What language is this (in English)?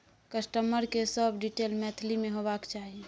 Maithili